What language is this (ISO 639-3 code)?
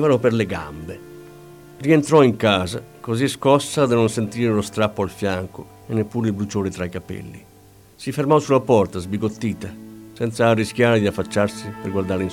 ita